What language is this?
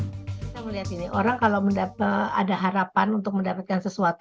Indonesian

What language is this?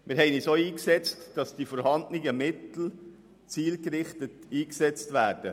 Swiss German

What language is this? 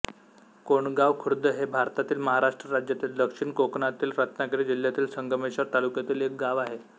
Marathi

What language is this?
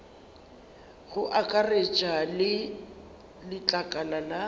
Northern Sotho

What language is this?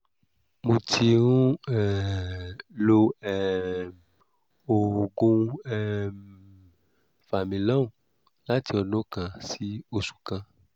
Yoruba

